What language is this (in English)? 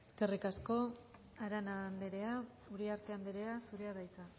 Basque